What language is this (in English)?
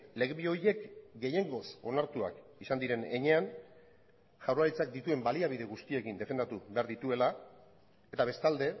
Basque